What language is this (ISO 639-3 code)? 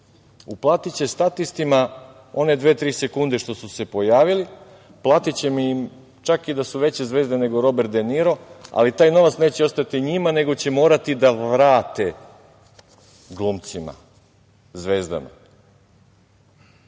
srp